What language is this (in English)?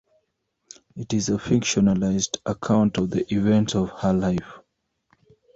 English